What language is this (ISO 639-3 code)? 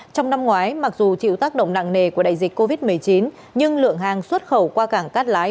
vie